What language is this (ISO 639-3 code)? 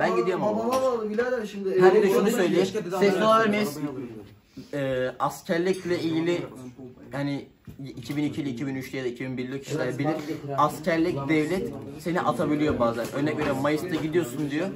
tur